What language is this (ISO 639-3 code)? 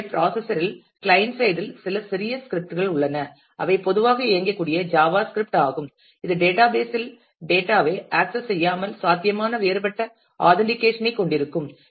tam